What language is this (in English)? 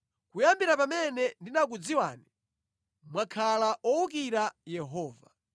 Nyanja